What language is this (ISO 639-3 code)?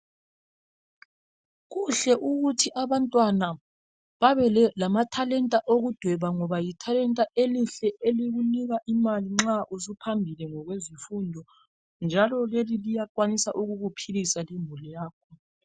nde